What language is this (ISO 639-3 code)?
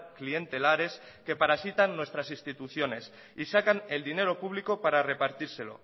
spa